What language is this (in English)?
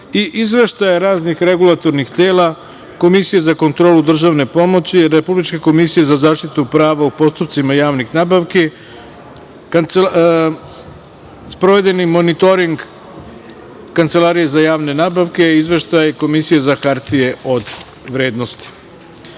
Serbian